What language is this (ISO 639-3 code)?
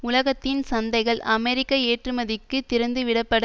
tam